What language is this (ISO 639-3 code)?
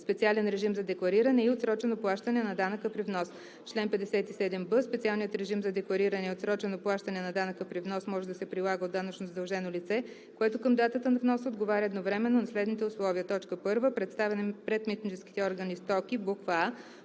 bul